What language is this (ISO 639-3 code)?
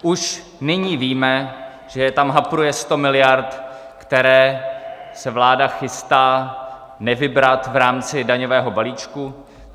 ces